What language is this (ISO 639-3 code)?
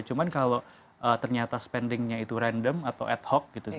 ind